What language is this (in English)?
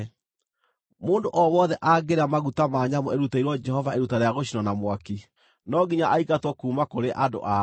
Kikuyu